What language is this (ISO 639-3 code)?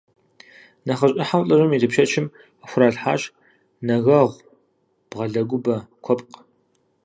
kbd